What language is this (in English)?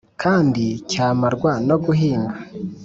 Kinyarwanda